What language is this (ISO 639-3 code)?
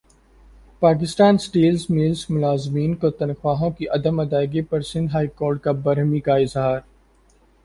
urd